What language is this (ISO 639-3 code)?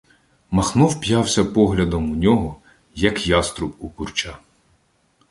ukr